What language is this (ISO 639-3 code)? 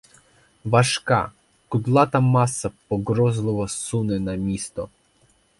ukr